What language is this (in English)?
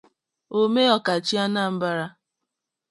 Igbo